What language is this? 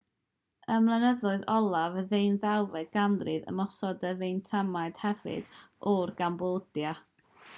Welsh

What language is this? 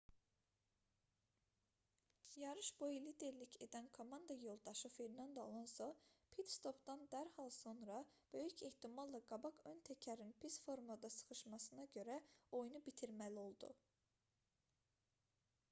Azerbaijani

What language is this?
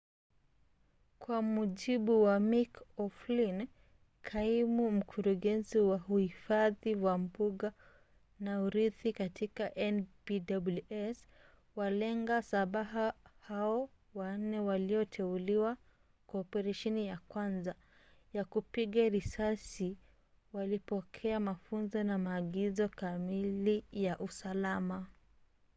Swahili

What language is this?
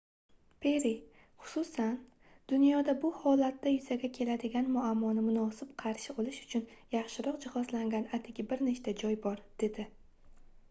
Uzbek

